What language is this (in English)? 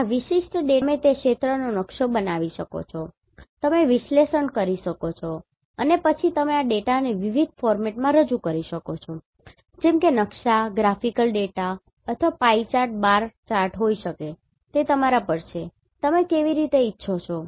Gujarati